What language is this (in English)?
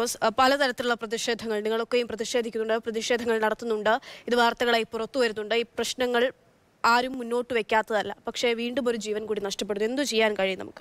Malayalam